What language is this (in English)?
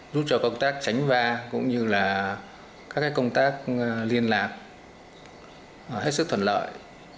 Vietnamese